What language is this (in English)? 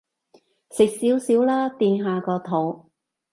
Cantonese